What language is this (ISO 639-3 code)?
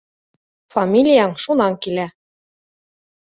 bak